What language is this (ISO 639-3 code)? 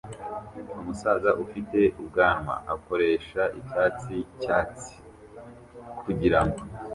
kin